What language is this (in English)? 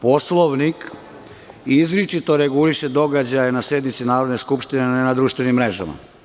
Serbian